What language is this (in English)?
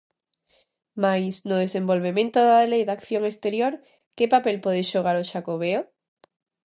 Galician